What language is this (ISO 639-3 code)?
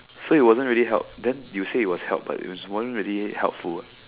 eng